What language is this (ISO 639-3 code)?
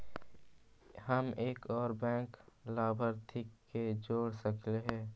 mag